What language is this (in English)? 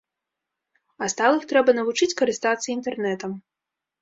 Belarusian